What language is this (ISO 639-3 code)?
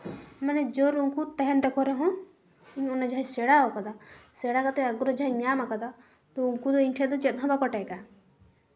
sat